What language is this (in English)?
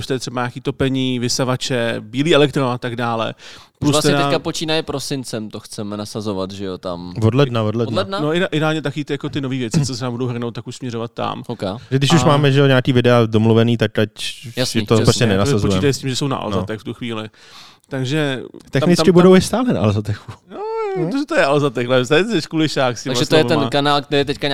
Czech